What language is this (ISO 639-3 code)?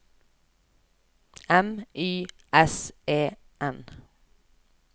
nor